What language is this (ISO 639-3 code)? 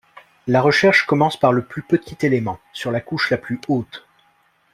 fra